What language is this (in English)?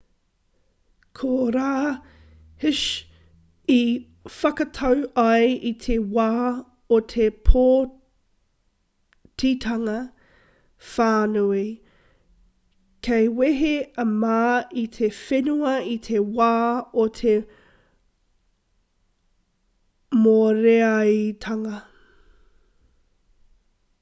Māori